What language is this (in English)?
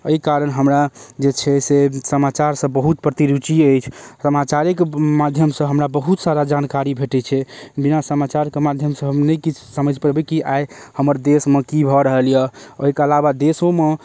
Maithili